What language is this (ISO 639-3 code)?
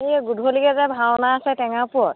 asm